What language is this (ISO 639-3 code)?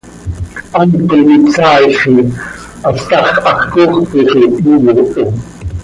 sei